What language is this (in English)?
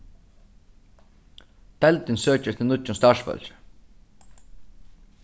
Faroese